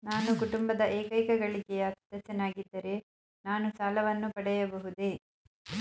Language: Kannada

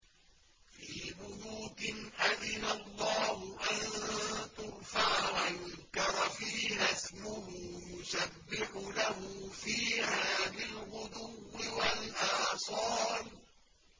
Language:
Arabic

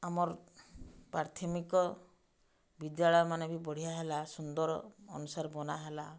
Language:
Odia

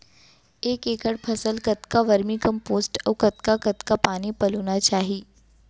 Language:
Chhattisgarhi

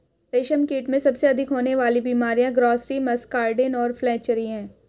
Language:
Hindi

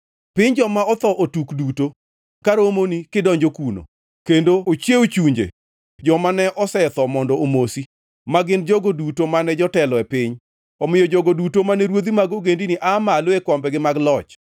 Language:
Luo (Kenya and Tanzania)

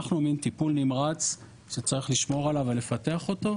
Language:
Hebrew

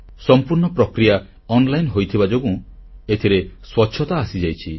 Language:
Odia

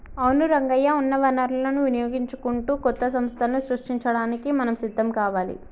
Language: Telugu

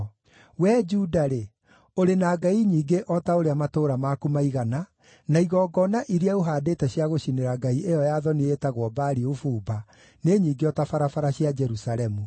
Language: Kikuyu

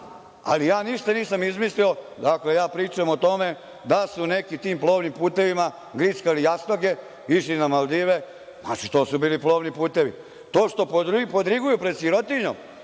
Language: Serbian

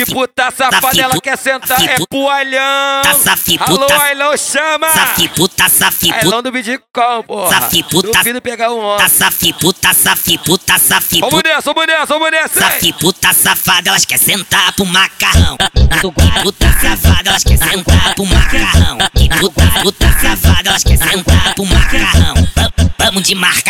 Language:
Portuguese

